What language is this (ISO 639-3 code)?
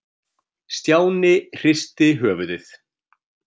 isl